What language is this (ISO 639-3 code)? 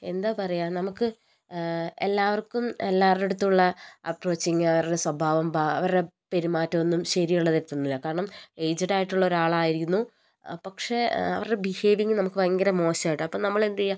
mal